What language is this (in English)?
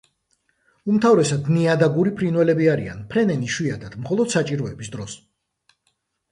Georgian